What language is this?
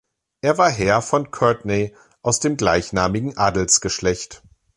German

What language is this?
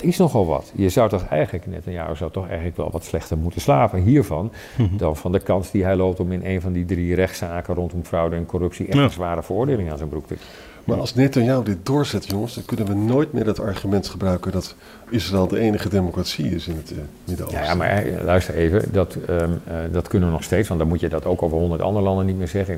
Dutch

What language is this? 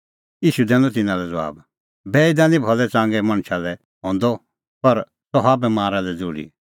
Kullu Pahari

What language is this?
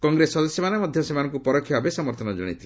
Odia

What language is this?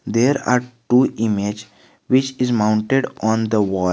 English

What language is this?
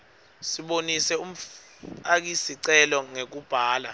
Swati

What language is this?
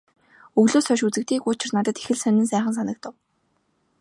Mongolian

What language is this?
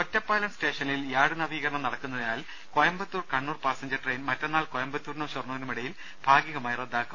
Malayalam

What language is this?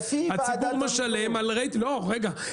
Hebrew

